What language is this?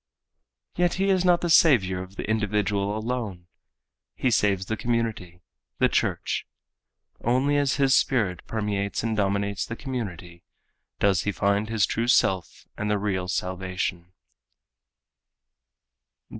English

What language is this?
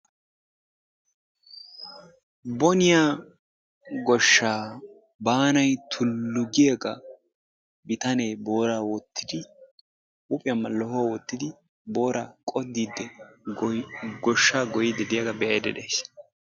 Wolaytta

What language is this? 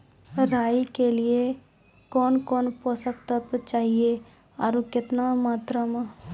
Maithili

